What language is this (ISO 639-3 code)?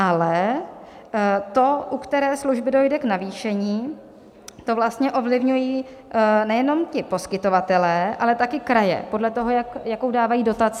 ces